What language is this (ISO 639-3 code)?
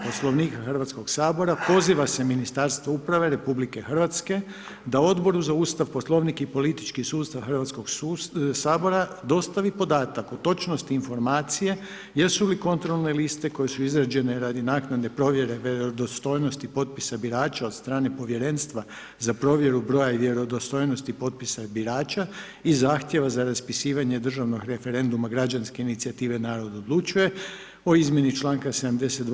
hrv